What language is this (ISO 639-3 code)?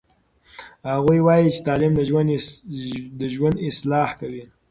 pus